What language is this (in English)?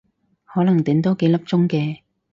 Cantonese